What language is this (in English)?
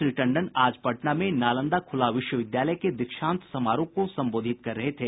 Hindi